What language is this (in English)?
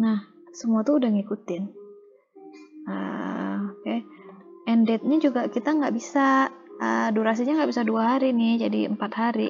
Indonesian